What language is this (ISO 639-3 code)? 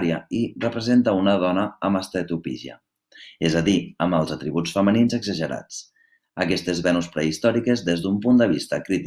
cat